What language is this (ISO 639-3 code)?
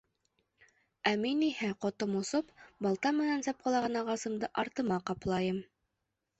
bak